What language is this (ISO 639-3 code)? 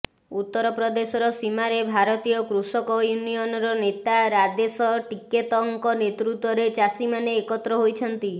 ori